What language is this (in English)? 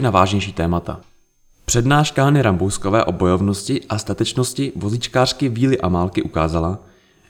Czech